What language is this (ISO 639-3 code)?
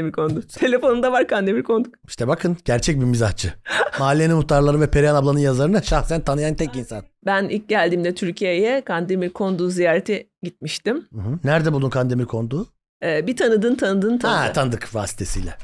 tur